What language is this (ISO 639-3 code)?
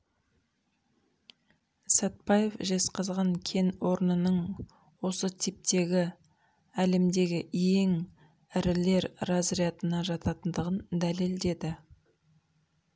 kaz